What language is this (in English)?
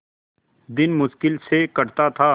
Hindi